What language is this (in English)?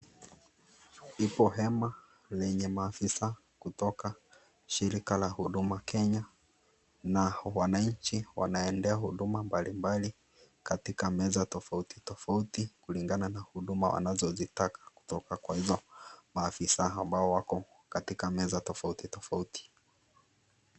Swahili